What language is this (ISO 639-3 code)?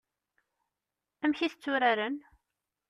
kab